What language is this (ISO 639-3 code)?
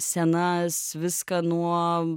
lit